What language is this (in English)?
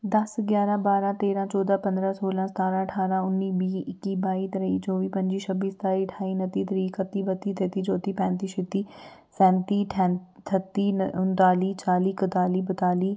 Dogri